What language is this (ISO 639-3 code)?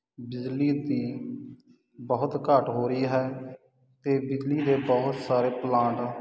pan